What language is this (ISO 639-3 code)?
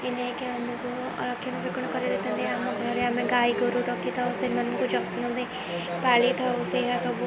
ori